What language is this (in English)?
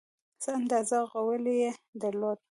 Pashto